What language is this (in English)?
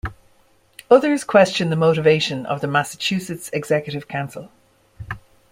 English